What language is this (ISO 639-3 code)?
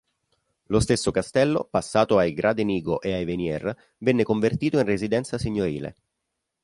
ita